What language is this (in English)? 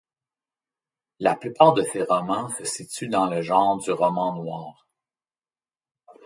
French